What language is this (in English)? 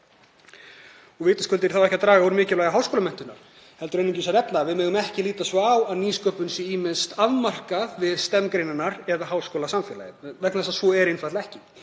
Icelandic